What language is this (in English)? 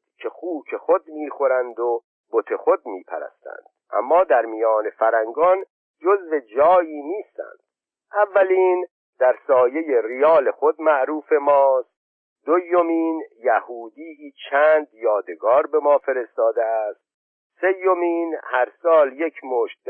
Persian